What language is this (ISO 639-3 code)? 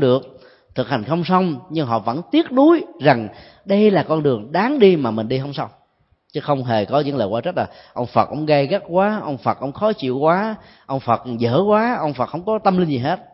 vie